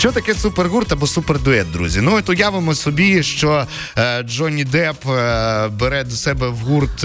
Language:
Ukrainian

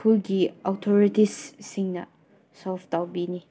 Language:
Manipuri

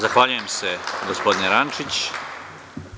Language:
Serbian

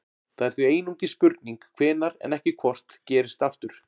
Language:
Icelandic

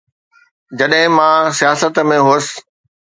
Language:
Sindhi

